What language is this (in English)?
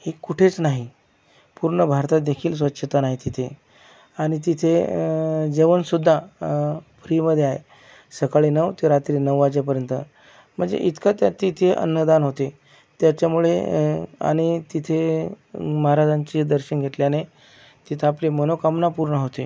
Marathi